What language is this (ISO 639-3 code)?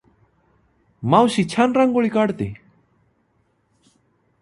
mar